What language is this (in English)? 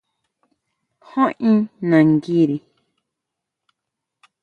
Huautla Mazatec